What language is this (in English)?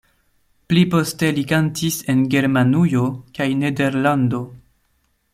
Esperanto